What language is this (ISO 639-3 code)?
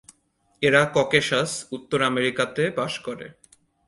ben